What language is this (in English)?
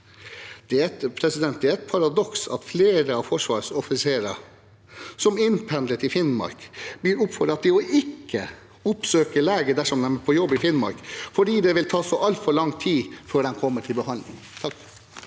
Norwegian